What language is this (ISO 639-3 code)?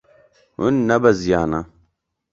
kur